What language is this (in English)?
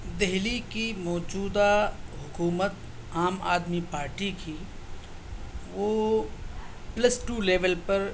Urdu